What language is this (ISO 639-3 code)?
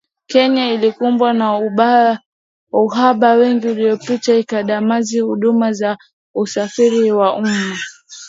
swa